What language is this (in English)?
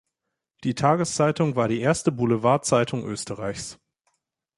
German